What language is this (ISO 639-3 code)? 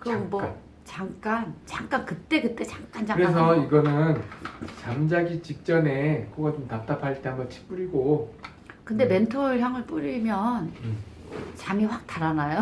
kor